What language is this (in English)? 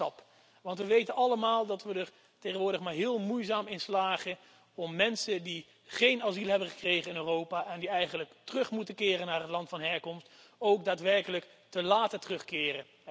Dutch